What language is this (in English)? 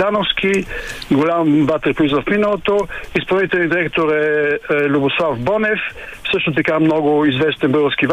Bulgarian